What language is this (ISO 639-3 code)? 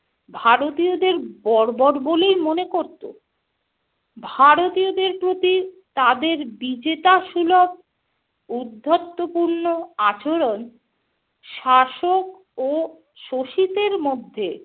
ben